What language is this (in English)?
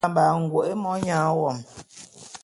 Bulu